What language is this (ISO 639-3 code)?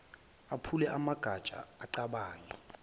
zul